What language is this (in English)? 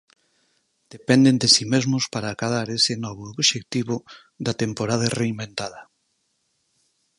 Galician